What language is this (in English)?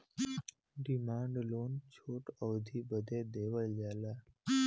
Bhojpuri